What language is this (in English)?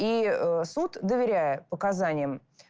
Russian